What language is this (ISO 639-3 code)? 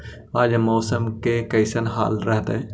mag